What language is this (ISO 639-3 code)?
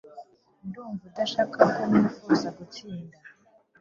kin